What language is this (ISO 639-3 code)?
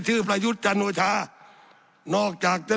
tha